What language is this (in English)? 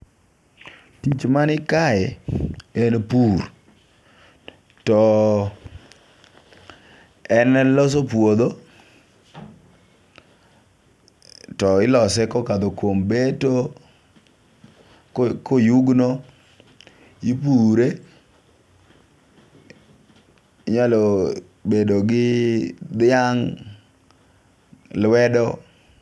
Luo (Kenya and Tanzania)